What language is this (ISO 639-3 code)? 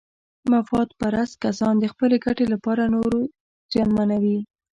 pus